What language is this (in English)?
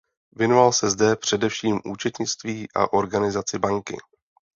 Czech